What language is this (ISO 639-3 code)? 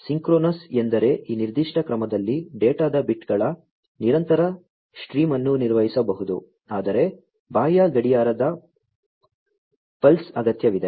kan